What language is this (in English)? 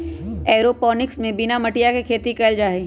Magahi